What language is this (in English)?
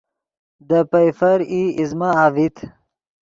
Yidgha